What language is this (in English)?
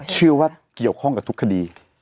Thai